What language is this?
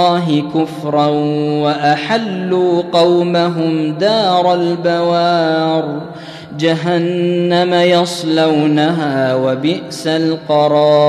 Arabic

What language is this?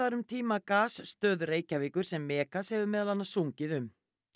Icelandic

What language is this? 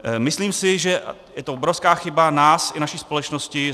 Czech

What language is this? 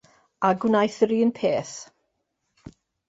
Welsh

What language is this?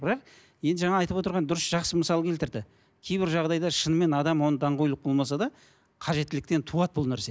Kazakh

